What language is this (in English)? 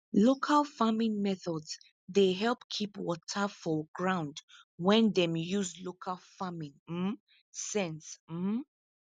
Nigerian Pidgin